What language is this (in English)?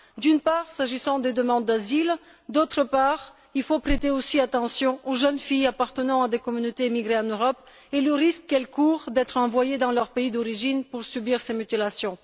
French